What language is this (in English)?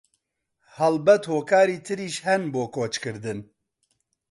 Central Kurdish